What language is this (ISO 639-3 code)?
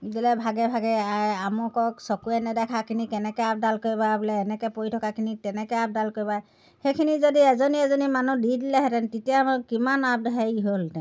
asm